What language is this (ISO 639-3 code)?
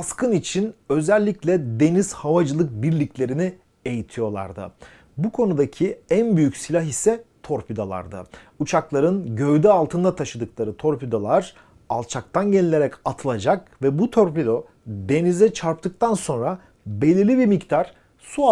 tur